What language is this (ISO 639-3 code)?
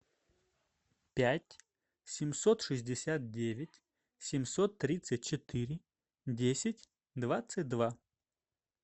rus